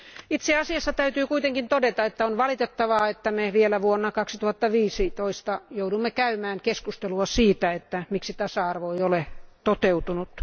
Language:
Finnish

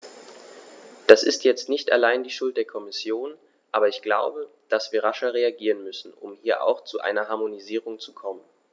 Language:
German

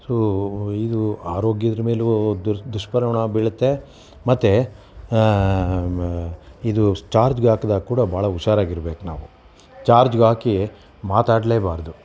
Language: Kannada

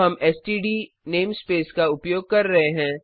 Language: Hindi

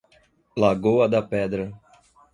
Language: Portuguese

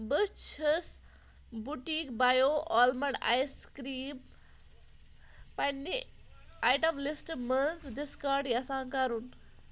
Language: Kashmiri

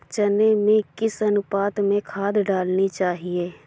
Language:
Hindi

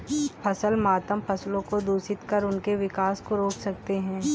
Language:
Hindi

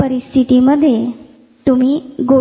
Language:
Marathi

